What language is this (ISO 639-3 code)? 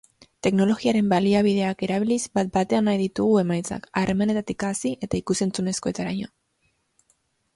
eus